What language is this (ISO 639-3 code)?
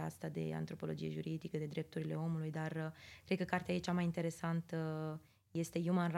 ron